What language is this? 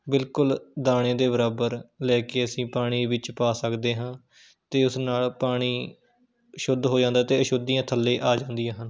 Punjabi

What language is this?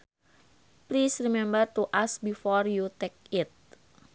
Sundanese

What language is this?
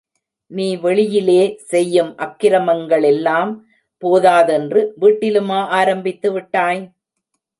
Tamil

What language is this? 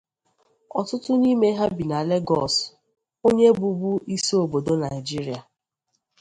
Igbo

